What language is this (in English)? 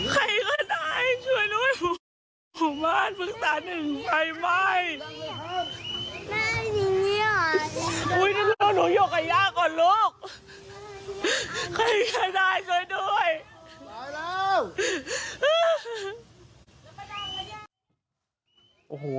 Thai